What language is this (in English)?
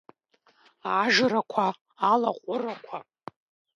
Abkhazian